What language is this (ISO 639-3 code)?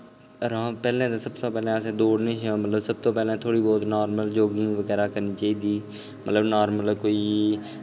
doi